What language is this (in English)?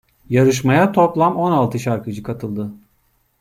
Turkish